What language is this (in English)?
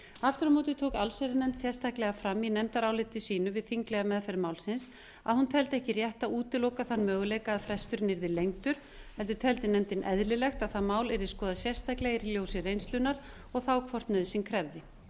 Icelandic